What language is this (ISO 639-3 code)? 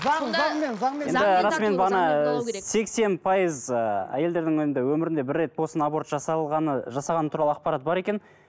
kaz